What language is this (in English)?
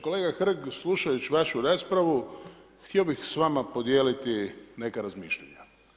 Croatian